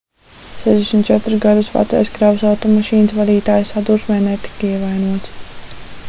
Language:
Latvian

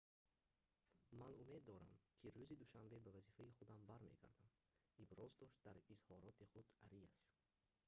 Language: Tajik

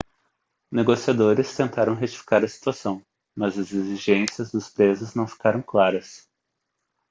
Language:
Portuguese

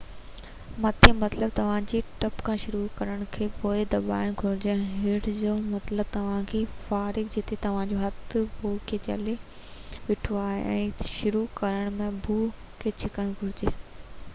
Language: Sindhi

